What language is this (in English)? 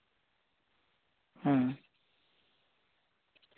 Santali